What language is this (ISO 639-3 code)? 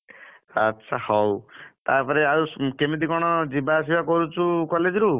ori